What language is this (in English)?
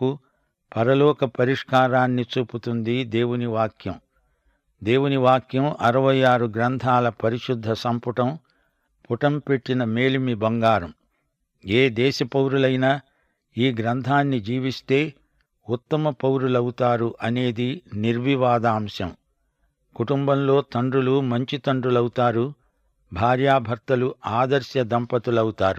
Telugu